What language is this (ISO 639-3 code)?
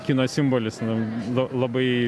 lit